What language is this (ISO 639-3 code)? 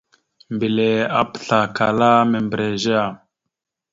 mxu